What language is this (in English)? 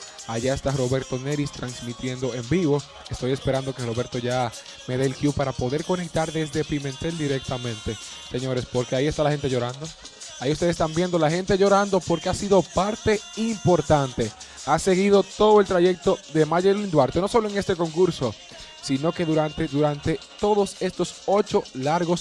Spanish